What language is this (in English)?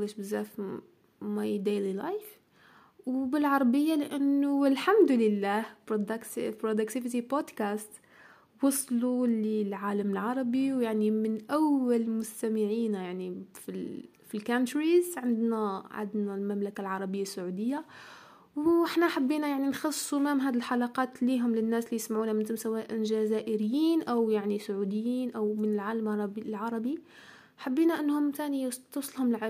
Arabic